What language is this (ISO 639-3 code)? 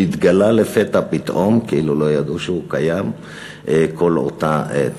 heb